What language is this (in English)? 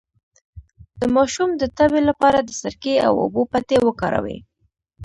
Pashto